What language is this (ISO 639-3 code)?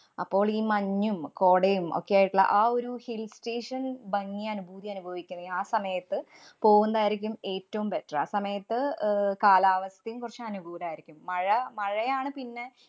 mal